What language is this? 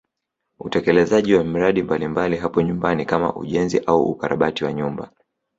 Swahili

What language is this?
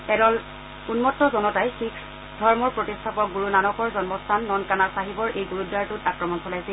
Assamese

